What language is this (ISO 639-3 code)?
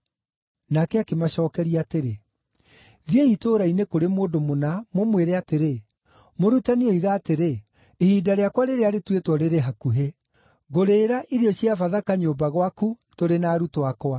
kik